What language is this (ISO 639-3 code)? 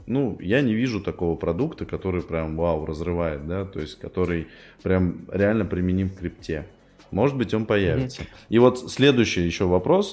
rus